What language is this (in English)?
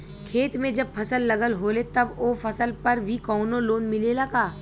Bhojpuri